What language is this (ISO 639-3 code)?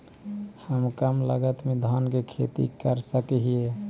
mag